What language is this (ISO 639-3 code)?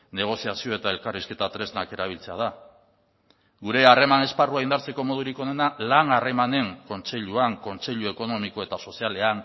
eus